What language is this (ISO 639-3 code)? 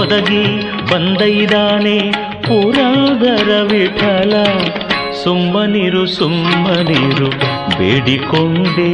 kan